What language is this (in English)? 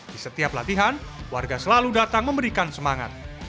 Indonesian